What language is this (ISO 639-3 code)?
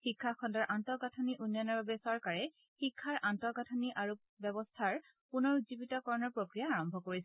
asm